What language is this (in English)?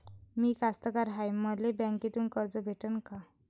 Marathi